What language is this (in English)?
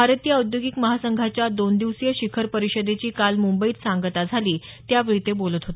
Marathi